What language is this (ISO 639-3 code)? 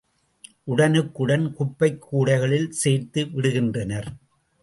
tam